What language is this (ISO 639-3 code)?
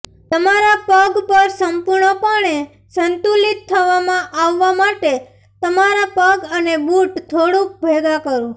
guj